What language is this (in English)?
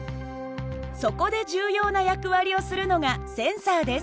Japanese